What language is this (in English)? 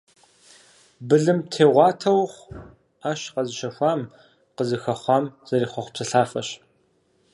Kabardian